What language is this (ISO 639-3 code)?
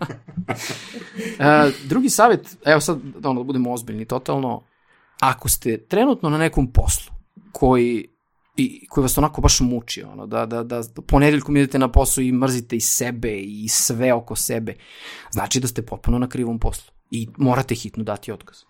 hrv